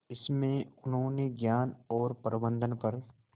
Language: Hindi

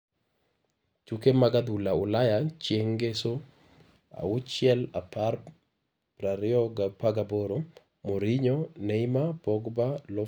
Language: Luo (Kenya and Tanzania)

